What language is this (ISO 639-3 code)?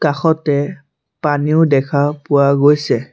asm